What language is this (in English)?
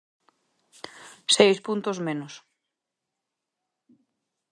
Galician